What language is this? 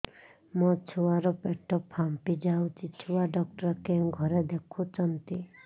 Odia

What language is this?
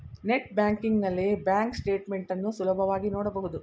Kannada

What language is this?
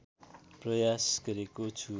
Nepali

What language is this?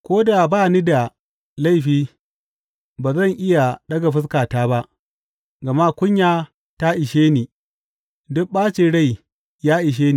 Hausa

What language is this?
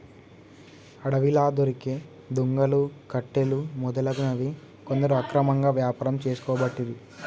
Telugu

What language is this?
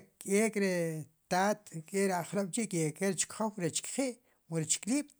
Sipacapense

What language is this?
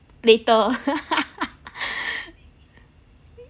English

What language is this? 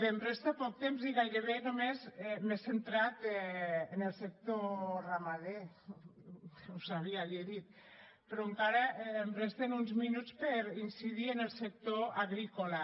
Catalan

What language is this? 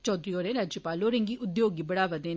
Dogri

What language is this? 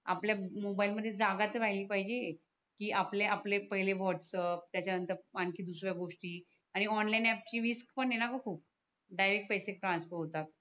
Marathi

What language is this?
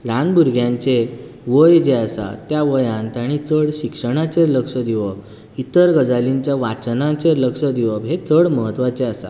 Konkani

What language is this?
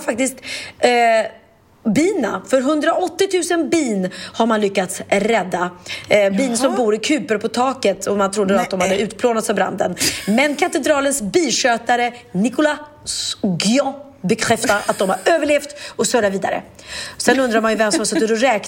Swedish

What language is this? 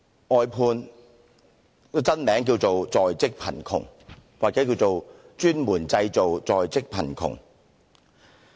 Cantonese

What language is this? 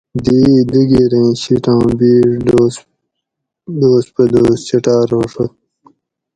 Gawri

